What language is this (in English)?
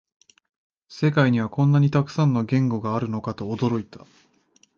Japanese